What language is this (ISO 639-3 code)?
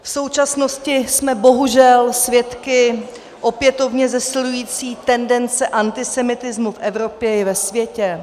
ces